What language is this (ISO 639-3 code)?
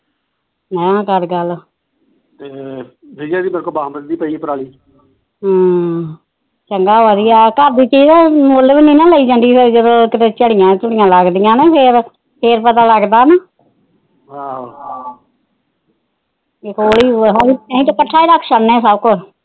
pan